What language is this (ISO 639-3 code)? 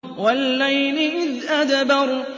ara